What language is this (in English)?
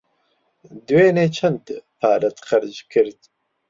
Central Kurdish